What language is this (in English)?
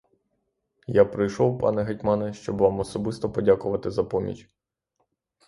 Ukrainian